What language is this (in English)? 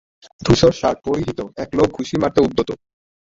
Bangla